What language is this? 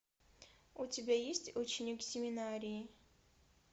Russian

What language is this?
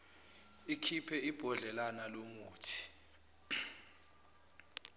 Zulu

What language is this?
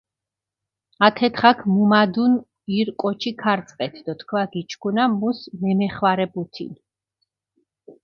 Mingrelian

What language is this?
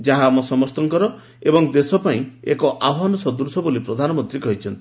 Odia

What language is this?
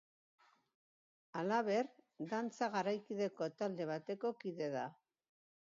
Basque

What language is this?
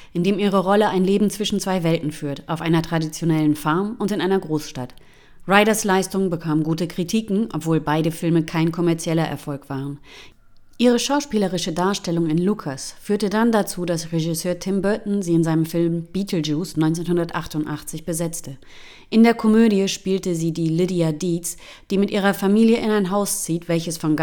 German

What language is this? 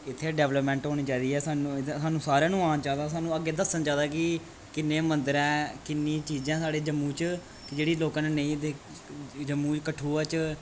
Dogri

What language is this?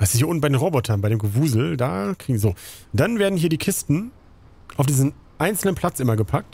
German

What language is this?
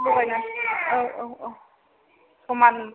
Bodo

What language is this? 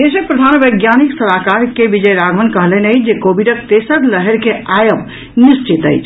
Maithili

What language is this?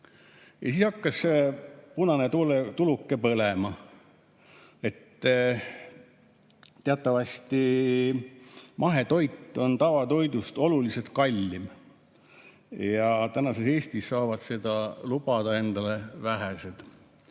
Estonian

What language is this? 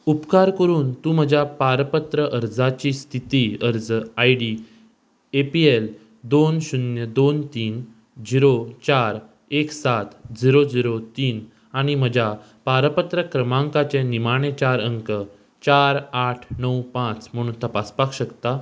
Konkani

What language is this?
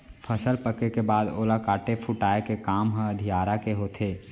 Chhattisgarhi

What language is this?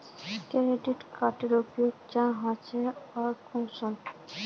Magahi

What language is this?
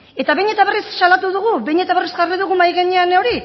Basque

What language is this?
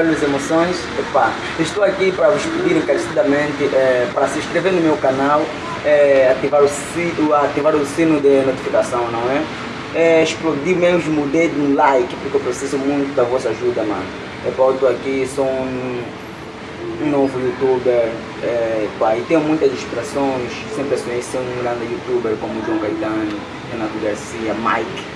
Portuguese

